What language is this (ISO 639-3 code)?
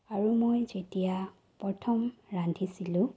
asm